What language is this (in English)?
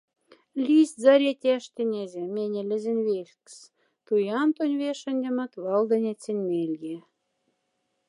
Moksha